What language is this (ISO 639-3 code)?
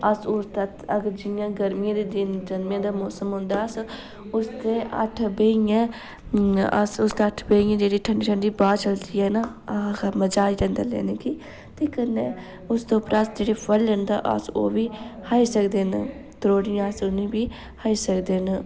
doi